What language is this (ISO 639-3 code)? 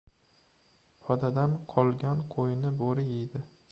uzb